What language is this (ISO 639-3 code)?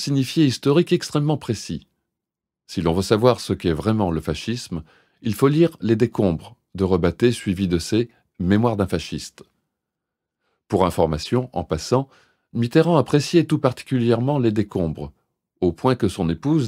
fra